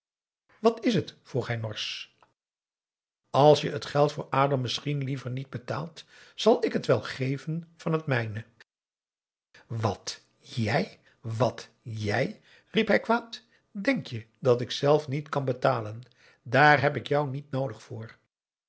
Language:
Dutch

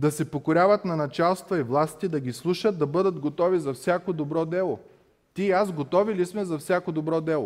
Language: Bulgarian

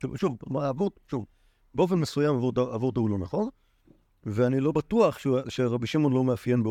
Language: Hebrew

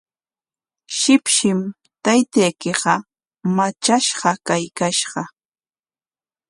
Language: Corongo Ancash Quechua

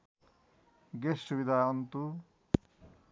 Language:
Nepali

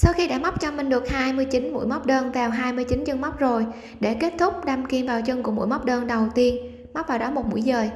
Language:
Vietnamese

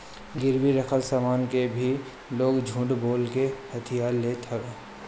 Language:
Bhojpuri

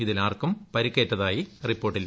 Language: Malayalam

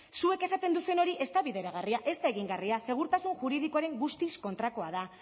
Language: Basque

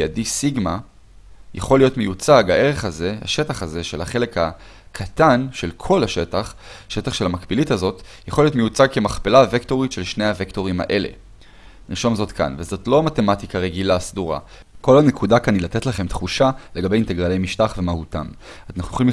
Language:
Hebrew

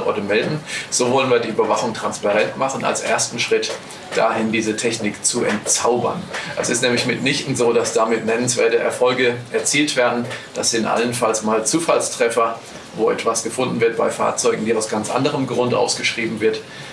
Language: German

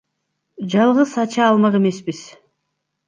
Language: Kyrgyz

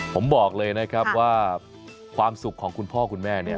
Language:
Thai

